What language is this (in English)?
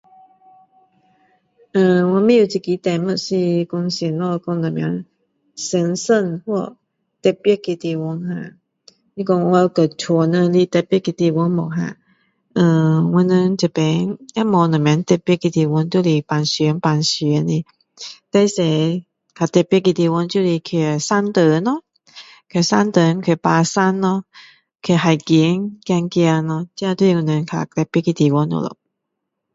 Min Dong Chinese